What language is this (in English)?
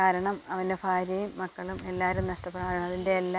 Malayalam